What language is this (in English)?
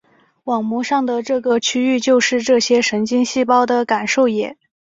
Chinese